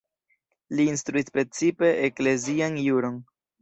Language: Esperanto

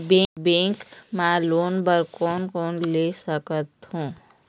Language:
Chhattisgarhi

